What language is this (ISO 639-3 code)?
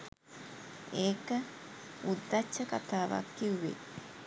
sin